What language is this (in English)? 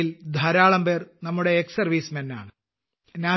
Malayalam